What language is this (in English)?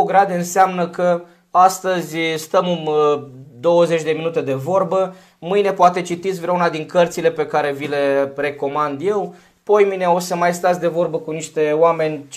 Romanian